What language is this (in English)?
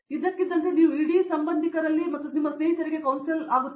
Kannada